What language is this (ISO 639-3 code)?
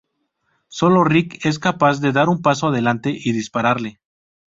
spa